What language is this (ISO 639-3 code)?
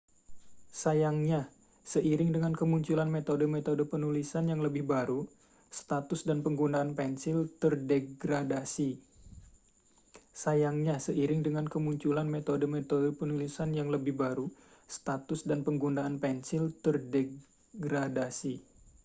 ind